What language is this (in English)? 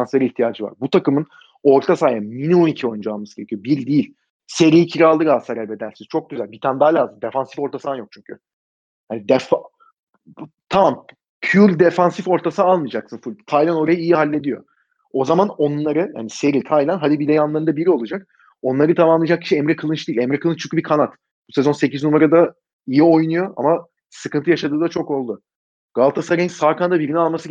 Turkish